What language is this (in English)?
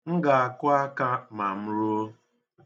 Igbo